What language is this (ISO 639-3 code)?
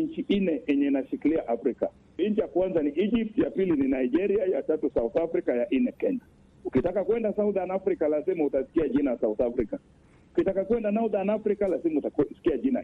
swa